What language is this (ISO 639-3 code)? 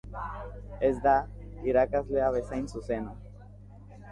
eus